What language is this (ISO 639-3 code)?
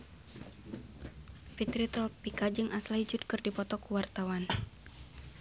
sun